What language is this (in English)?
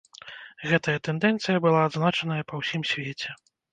Belarusian